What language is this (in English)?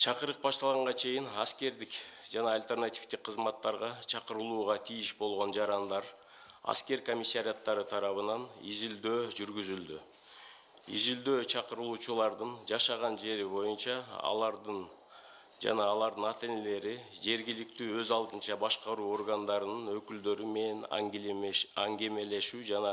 Russian